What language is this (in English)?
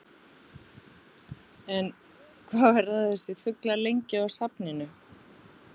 Icelandic